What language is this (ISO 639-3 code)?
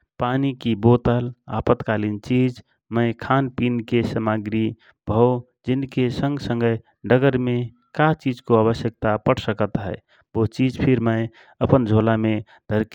thr